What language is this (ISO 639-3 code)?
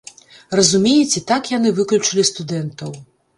bel